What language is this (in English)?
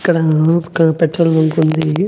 Telugu